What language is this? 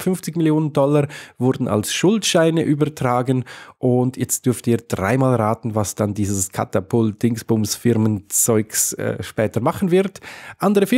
German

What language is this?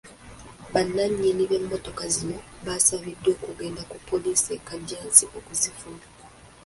Ganda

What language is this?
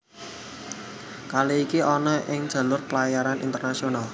Javanese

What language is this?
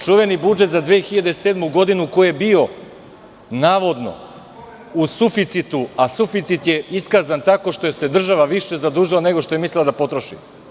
Serbian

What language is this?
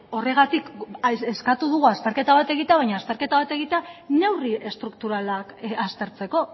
Basque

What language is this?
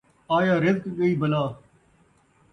Saraiki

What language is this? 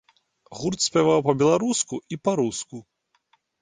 Belarusian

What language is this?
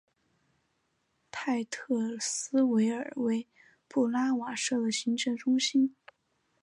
Chinese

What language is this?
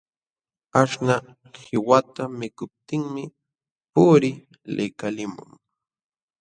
Jauja Wanca Quechua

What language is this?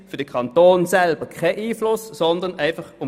Swiss German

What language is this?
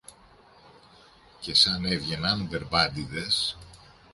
Greek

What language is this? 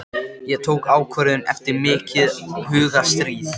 Icelandic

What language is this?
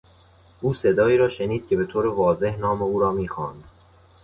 Persian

